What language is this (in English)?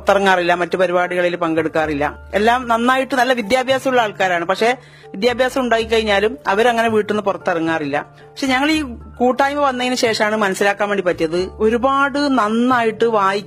Malayalam